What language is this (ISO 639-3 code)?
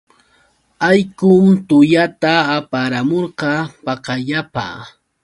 qux